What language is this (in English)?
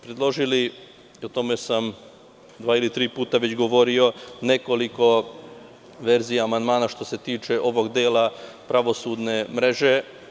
Serbian